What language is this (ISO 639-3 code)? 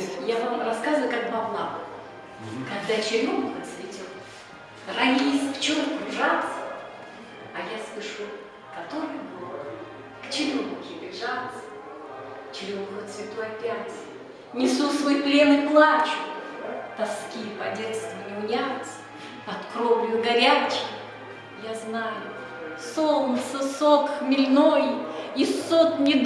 rus